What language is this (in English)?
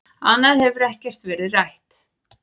Icelandic